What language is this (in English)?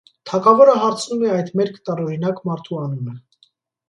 Armenian